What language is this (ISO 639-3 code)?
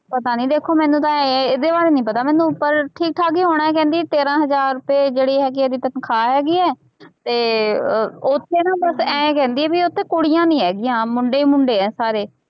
pan